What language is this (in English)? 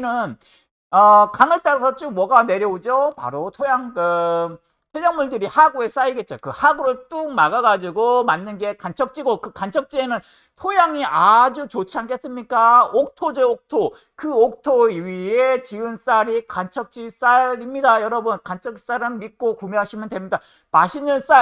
Korean